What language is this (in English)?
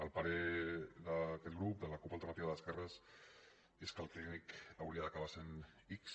Catalan